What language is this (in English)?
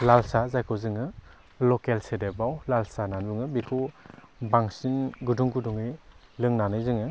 Bodo